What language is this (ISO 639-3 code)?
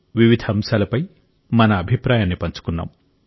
tel